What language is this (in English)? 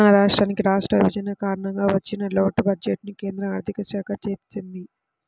Telugu